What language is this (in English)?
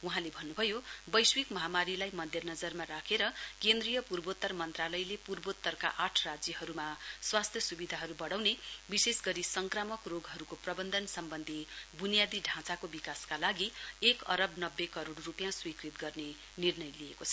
Nepali